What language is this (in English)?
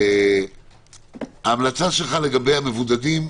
Hebrew